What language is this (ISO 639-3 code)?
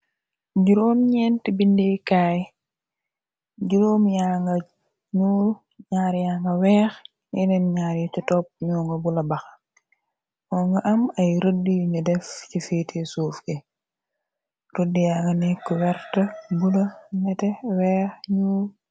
wol